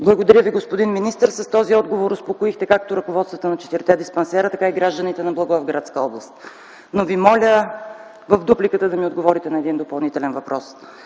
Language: Bulgarian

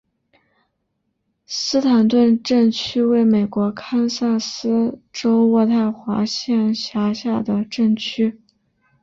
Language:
Chinese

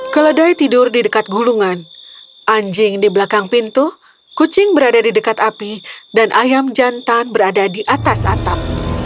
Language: Indonesian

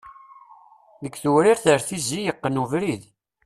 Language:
Kabyle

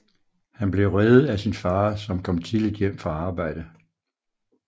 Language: Danish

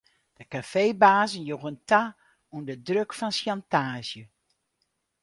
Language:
Western Frisian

